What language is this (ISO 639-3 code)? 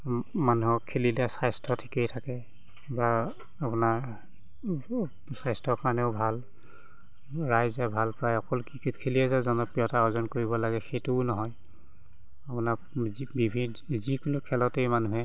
asm